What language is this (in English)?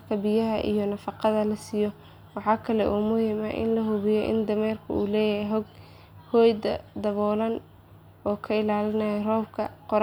Somali